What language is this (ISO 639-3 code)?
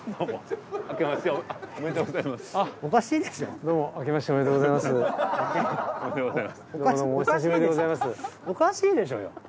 jpn